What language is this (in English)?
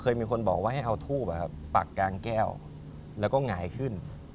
Thai